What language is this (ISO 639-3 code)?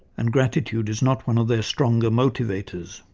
eng